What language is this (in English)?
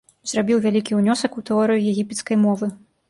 Belarusian